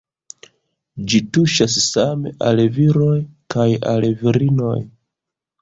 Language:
Esperanto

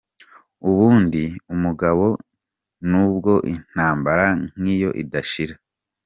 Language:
Kinyarwanda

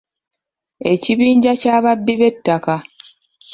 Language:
Ganda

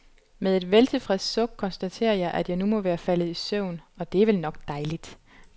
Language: Danish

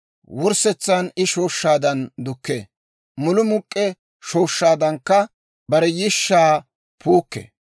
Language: Dawro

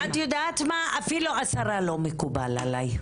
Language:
Hebrew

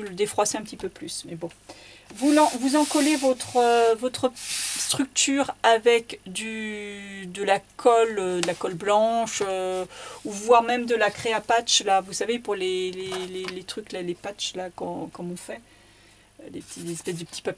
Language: French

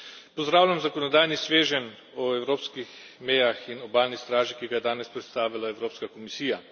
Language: Slovenian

